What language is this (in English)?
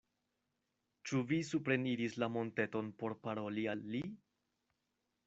Esperanto